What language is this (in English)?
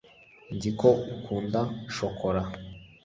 Kinyarwanda